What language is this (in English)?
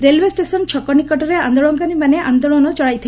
Odia